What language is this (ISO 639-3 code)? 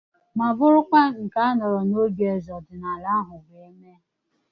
ibo